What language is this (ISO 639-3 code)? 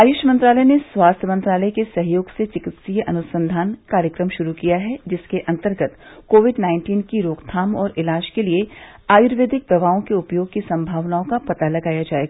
hin